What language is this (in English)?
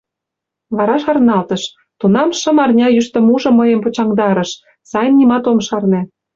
Mari